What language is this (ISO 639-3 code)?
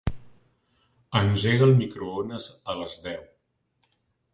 cat